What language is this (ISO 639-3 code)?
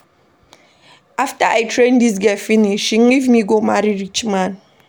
pcm